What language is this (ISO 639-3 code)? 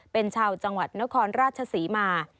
tha